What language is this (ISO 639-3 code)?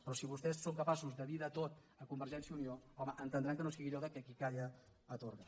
cat